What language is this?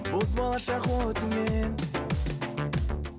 Kazakh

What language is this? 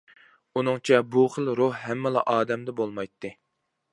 Uyghur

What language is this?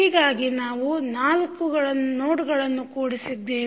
Kannada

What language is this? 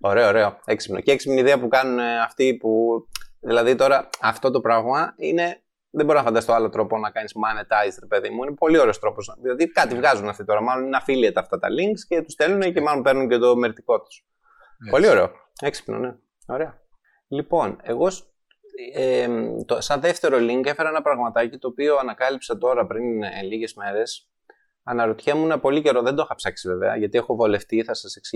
Greek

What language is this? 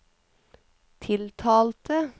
Norwegian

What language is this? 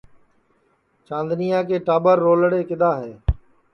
Sansi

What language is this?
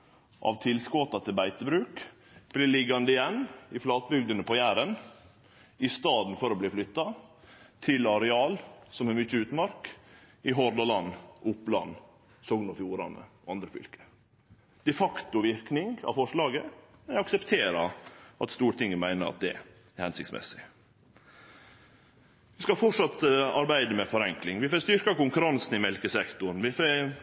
Norwegian Nynorsk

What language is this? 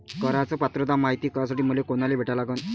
Marathi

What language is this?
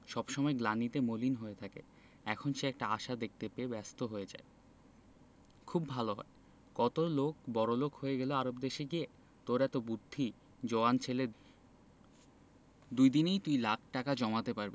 Bangla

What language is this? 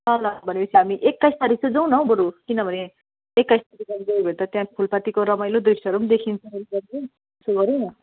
Nepali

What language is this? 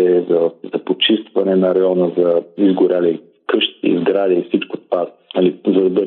Bulgarian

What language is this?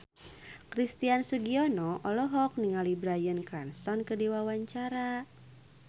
Sundanese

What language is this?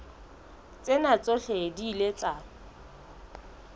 Southern Sotho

